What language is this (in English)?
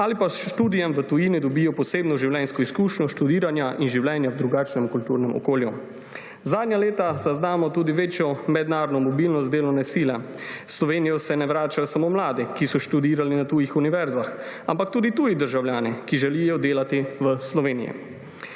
Slovenian